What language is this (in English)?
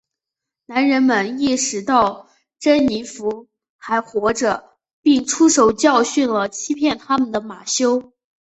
Chinese